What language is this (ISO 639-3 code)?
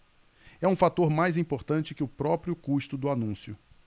por